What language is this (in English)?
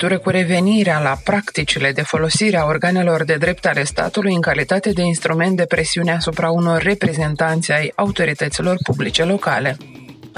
Romanian